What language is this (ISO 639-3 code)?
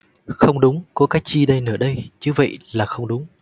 vie